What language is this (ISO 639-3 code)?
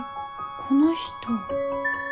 jpn